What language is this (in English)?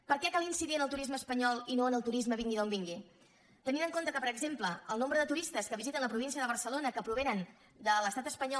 Catalan